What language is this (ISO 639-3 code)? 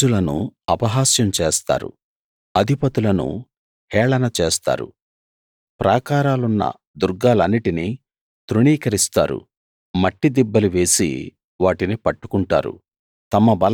tel